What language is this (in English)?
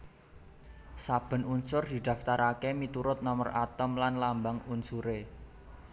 Javanese